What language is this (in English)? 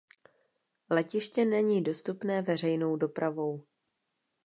Czech